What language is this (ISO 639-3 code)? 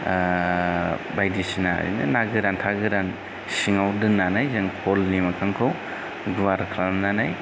brx